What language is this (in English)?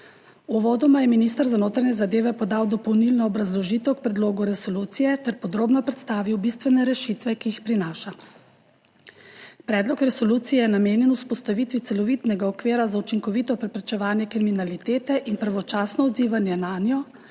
Slovenian